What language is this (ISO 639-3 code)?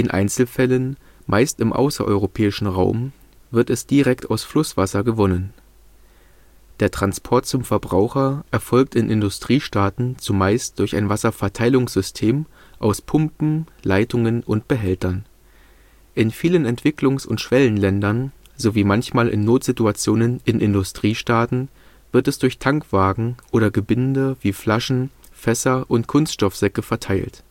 deu